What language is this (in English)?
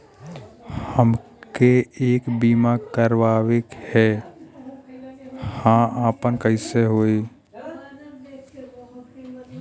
Bhojpuri